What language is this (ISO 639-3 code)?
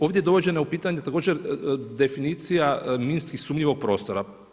hrv